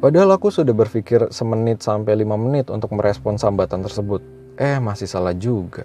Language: Indonesian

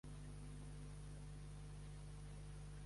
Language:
Catalan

